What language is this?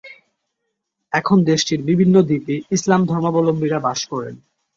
Bangla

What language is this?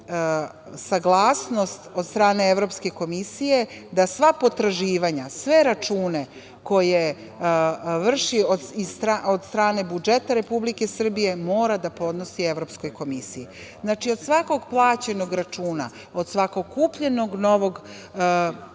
Serbian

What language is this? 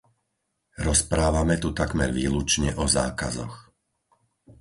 Slovak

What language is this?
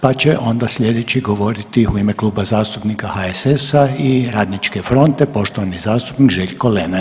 Croatian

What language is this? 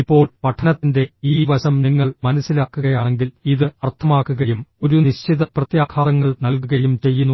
Malayalam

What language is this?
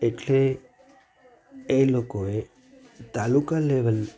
Gujarati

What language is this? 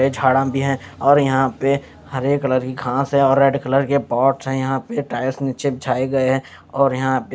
Hindi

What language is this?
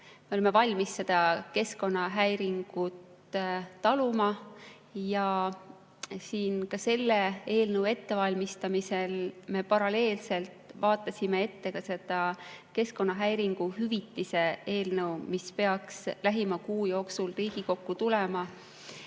Estonian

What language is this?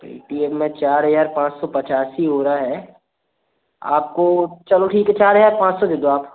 Hindi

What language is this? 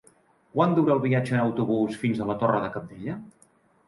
Catalan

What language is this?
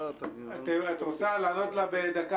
Hebrew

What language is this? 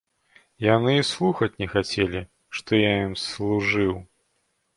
Belarusian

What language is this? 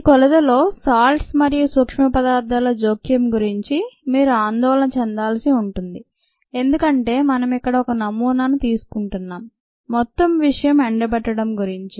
Telugu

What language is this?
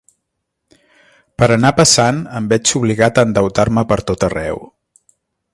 Catalan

